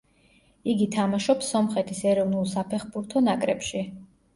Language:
Georgian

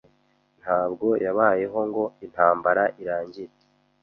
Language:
Kinyarwanda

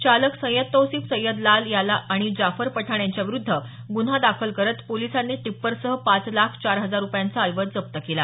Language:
Marathi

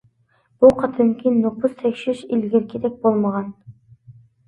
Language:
Uyghur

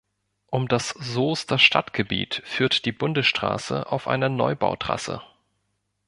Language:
German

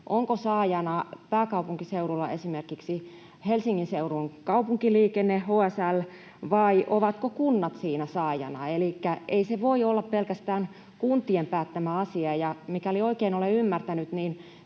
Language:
Finnish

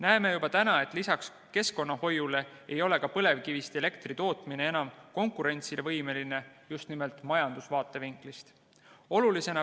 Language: Estonian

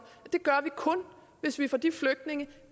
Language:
Danish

